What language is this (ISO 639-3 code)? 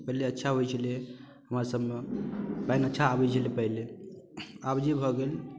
mai